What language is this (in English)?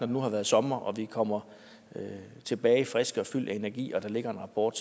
Danish